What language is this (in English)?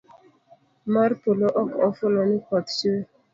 Luo (Kenya and Tanzania)